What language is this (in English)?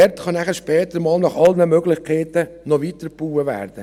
Swiss German